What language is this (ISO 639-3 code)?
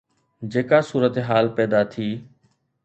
snd